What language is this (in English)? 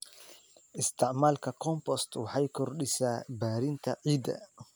Somali